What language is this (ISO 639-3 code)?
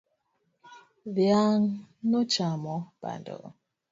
luo